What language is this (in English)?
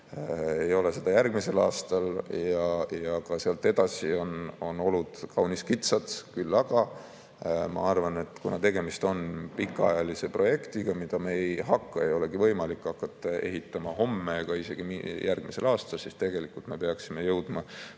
Estonian